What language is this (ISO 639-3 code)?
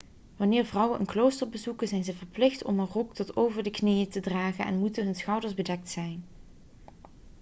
nld